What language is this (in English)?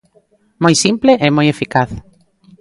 Galician